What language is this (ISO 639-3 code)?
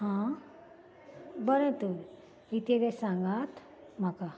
kok